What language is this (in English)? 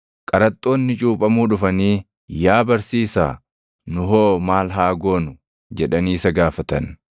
Oromo